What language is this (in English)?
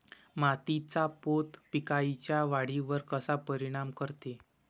Marathi